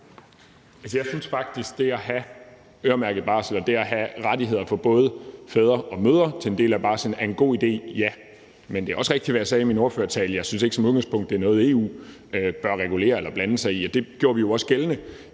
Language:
Danish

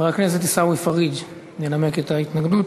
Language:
Hebrew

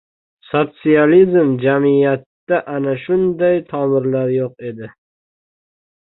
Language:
Uzbek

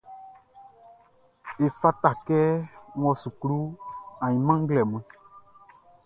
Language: Baoulé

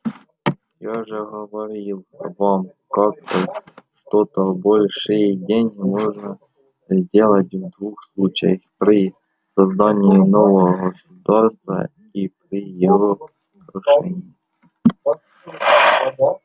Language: Russian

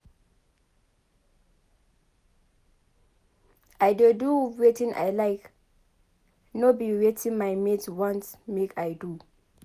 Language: Nigerian Pidgin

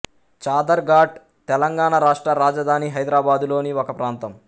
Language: Telugu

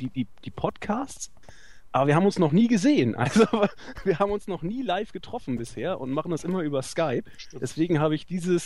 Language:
German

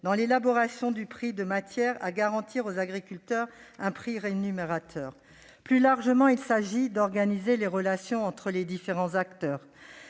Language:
French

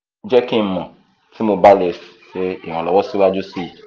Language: Yoruba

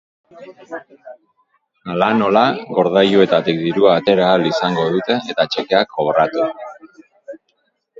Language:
Basque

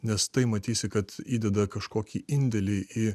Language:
Lithuanian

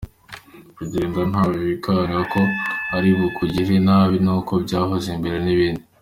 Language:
Kinyarwanda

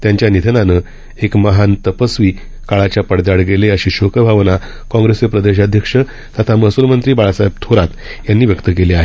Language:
Marathi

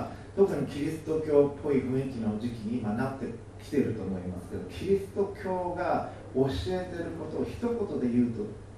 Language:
Japanese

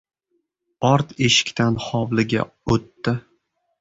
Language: Uzbek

